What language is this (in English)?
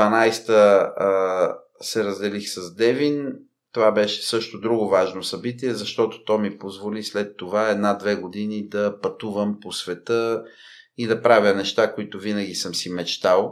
Bulgarian